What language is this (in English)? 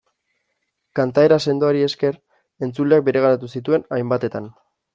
Basque